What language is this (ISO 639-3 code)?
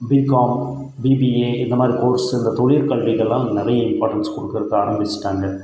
tam